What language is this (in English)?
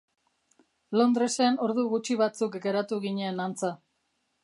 Basque